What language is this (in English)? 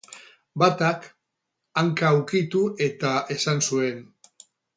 Basque